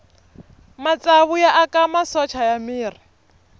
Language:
Tsonga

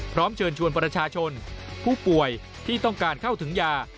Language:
Thai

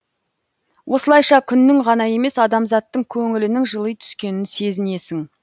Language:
Kazakh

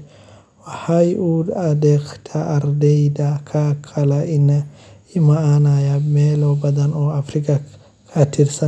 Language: Somali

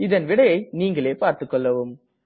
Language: Tamil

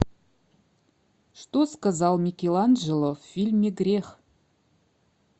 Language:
Russian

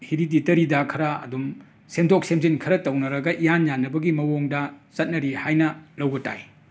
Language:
Manipuri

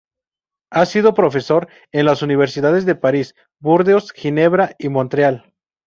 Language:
Spanish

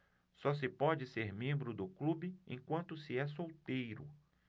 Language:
Portuguese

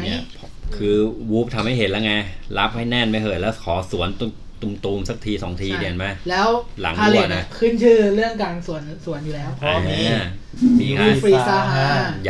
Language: Thai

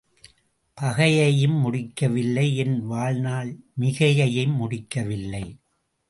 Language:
Tamil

